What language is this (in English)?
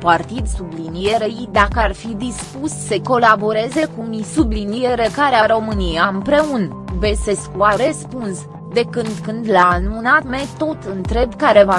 Romanian